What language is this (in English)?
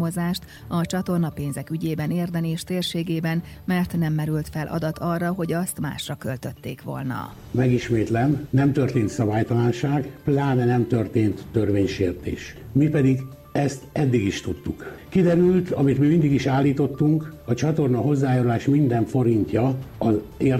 Hungarian